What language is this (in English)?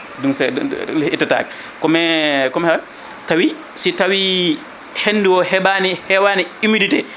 Fula